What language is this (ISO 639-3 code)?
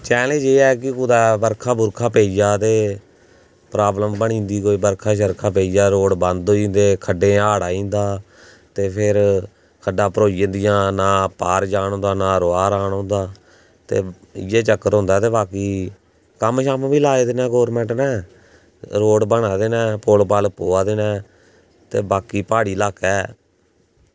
doi